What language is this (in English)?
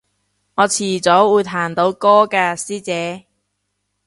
Cantonese